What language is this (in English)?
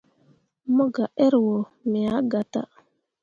Mundang